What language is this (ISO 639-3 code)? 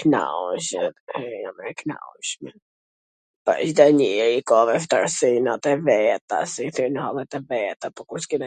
aln